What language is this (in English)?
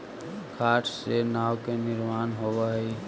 Magahi